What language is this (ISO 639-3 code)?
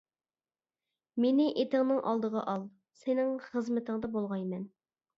uig